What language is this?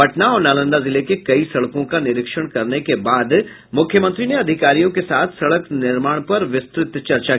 Hindi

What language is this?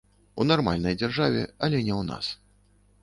Belarusian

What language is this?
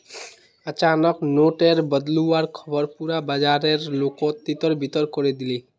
Magahi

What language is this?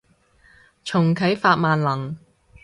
Cantonese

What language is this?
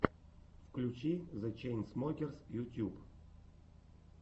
Russian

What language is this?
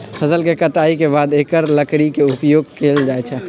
Magahi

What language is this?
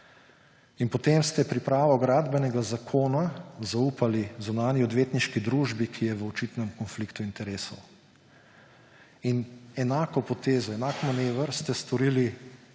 Slovenian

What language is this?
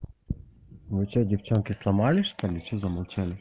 Russian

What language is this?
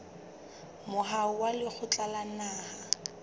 Southern Sotho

